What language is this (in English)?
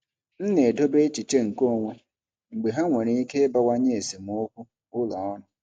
Igbo